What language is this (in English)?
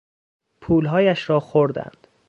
Persian